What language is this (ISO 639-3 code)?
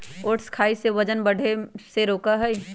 mag